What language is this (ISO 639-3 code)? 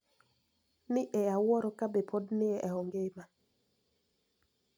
luo